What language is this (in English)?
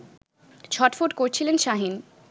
Bangla